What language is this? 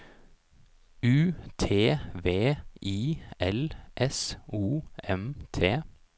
Norwegian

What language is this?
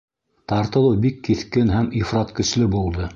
Bashkir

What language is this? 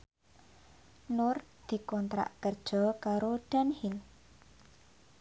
Javanese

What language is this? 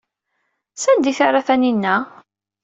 Kabyle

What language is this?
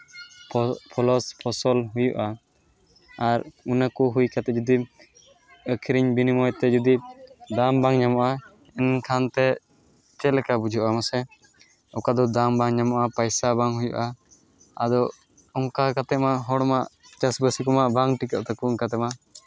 Santali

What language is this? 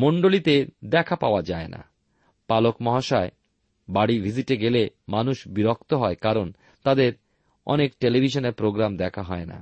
Bangla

